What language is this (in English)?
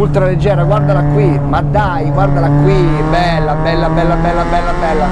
Italian